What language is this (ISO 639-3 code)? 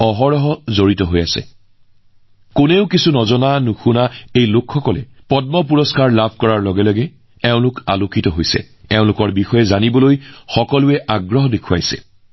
asm